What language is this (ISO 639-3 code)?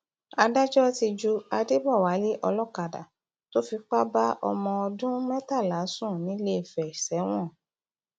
yor